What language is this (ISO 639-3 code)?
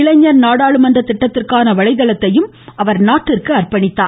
tam